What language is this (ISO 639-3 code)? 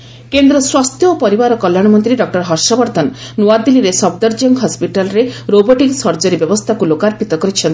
ori